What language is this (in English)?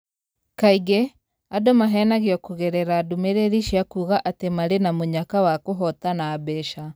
Kikuyu